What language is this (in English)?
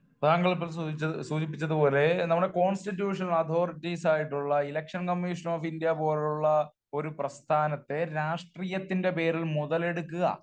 Malayalam